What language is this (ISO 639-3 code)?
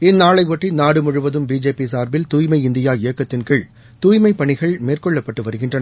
tam